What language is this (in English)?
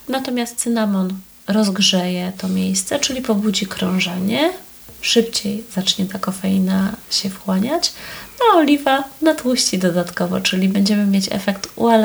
Polish